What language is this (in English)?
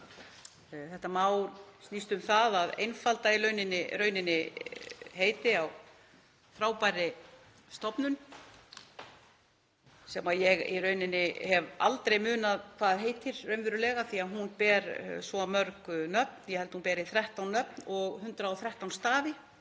Icelandic